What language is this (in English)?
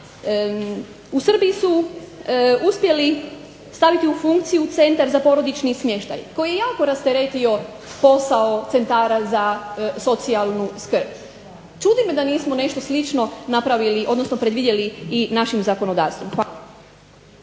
Croatian